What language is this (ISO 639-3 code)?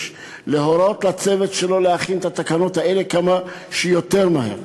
heb